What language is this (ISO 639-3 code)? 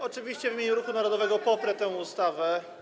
pol